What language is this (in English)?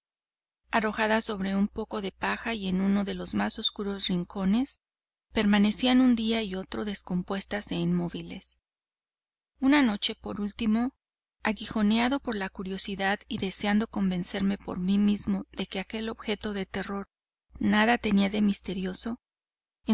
Spanish